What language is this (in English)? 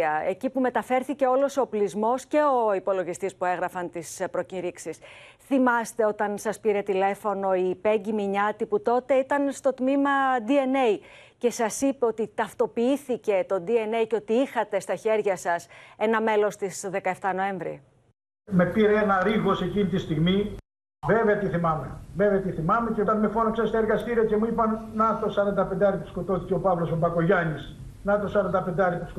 Greek